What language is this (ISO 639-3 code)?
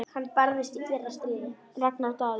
isl